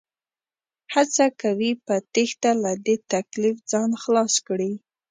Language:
Pashto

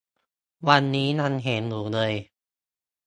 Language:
Thai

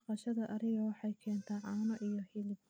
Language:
Somali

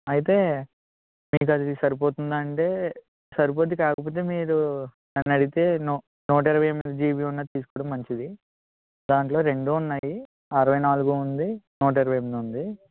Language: Telugu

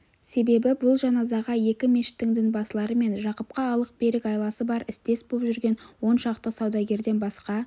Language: Kazakh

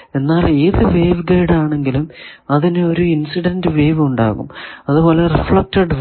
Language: Malayalam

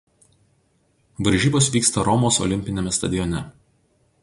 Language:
Lithuanian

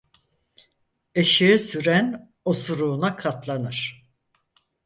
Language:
Turkish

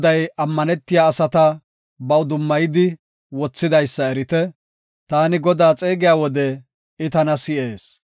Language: Gofa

